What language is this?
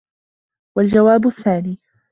Arabic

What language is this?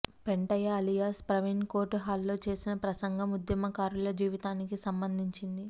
Telugu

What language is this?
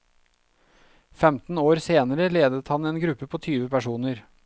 Norwegian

